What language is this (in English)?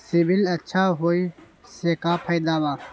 Magahi